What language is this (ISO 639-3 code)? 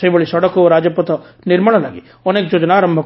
ori